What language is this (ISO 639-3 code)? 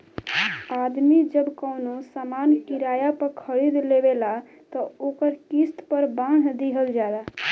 bho